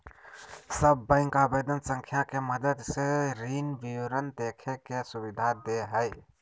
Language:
Magahi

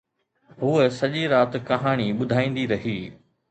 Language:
Sindhi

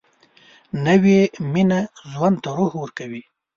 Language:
Pashto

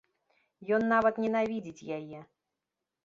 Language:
Belarusian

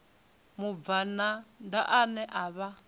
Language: Venda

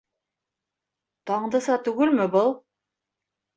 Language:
Bashkir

